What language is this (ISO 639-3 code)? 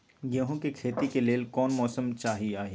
mag